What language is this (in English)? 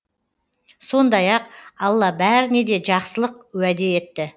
Kazakh